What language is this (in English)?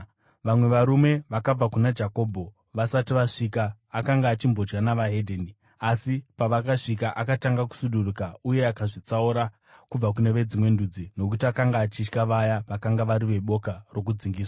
Shona